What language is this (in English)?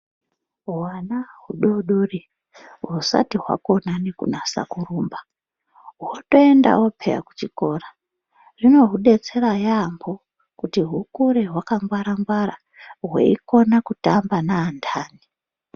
Ndau